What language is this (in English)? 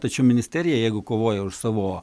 Lithuanian